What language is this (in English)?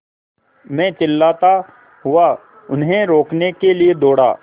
Hindi